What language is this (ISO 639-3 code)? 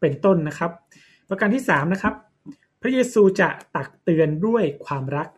tha